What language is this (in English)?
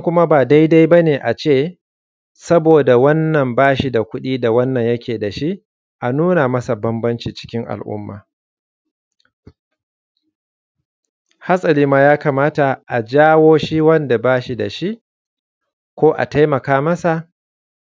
Hausa